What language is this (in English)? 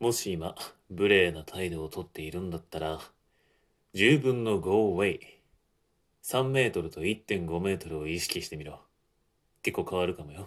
Japanese